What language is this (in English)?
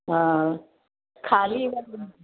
Sindhi